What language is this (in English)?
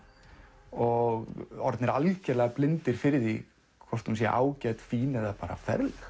Icelandic